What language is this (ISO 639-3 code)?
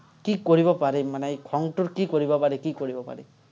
asm